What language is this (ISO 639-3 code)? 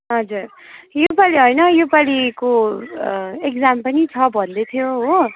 nep